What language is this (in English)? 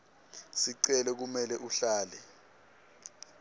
Swati